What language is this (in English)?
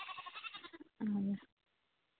Santali